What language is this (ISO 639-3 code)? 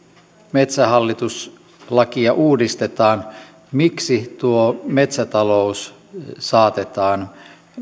fin